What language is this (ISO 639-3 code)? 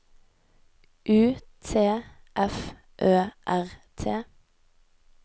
nor